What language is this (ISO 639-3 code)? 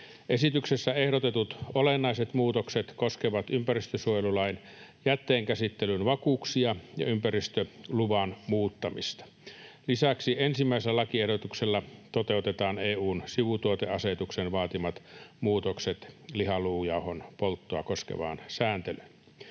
fin